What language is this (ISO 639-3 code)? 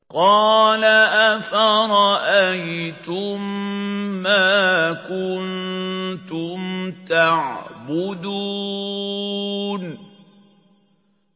ara